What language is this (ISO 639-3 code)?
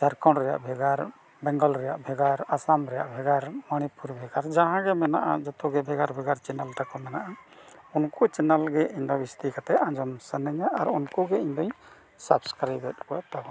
sat